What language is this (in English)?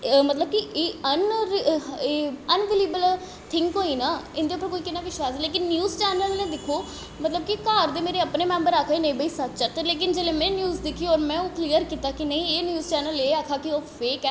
Dogri